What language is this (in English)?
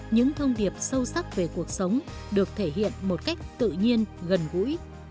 Vietnamese